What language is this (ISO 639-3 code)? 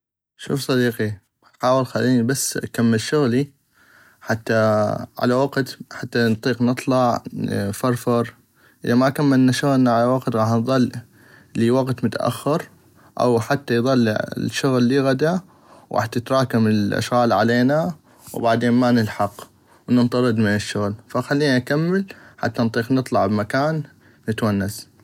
ayp